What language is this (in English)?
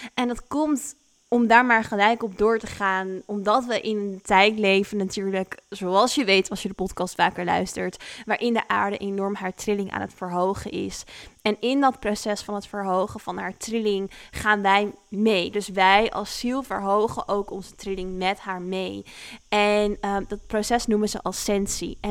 Dutch